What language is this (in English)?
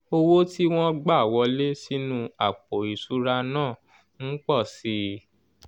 Yoruba